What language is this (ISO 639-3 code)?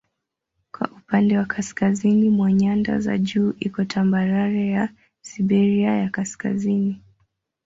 swa